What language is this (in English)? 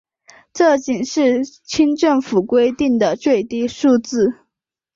Chinese